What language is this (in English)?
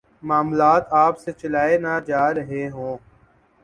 Urdu